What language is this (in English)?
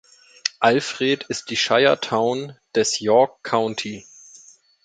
German